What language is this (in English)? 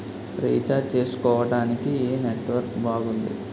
Telugu